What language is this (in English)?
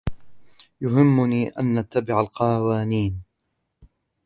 Arabic